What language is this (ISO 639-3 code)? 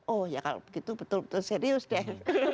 ind